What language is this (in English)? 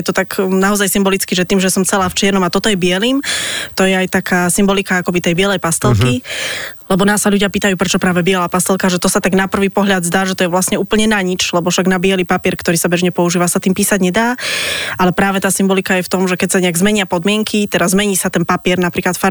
Slovak